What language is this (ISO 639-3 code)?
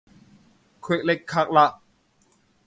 yue